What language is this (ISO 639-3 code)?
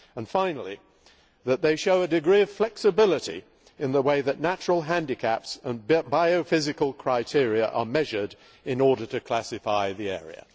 eng